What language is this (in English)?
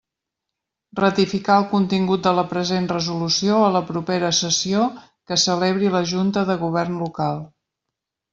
Catalan